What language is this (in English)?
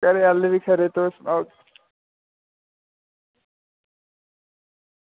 Dogri